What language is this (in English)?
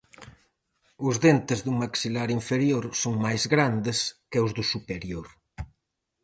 Galician